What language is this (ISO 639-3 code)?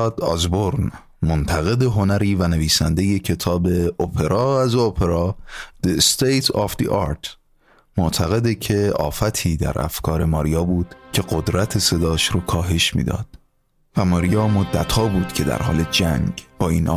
fas